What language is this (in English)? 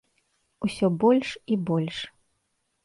Belarusian